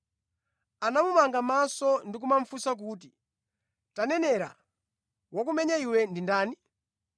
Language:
Nyanja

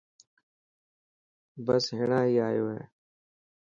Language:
Dhatki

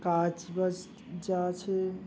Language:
Bangla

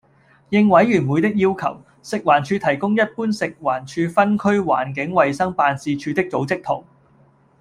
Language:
Cantonese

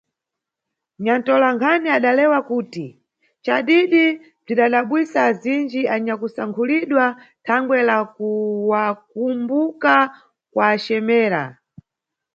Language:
Nyungwe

